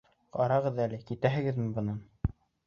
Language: Bashkir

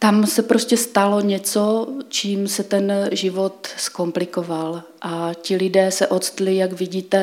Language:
Czech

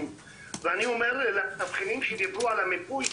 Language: Hebrew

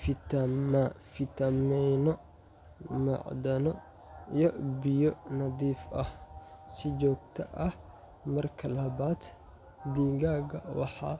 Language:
Somali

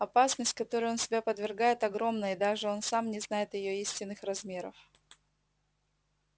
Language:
Russian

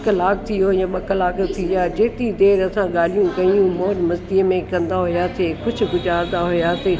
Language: Sindhi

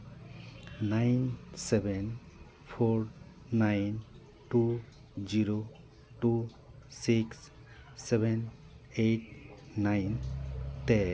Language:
Santali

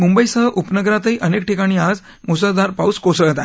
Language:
Marathi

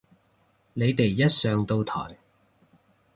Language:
Cantonese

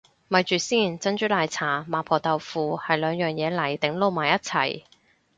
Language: Cantonese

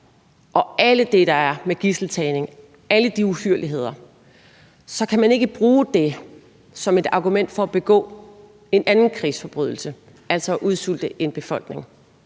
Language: Danish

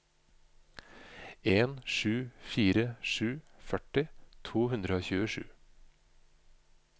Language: Norwegian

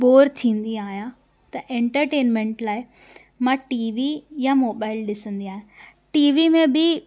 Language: Sindhi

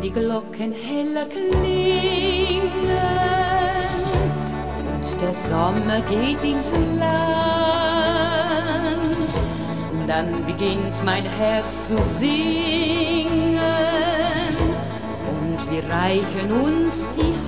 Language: German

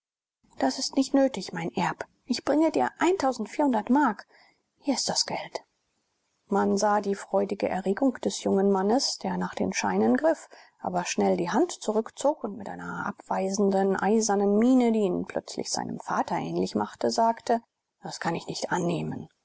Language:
German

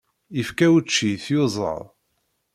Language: Kabyle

